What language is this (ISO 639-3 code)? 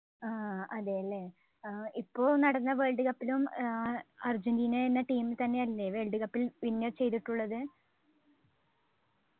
mal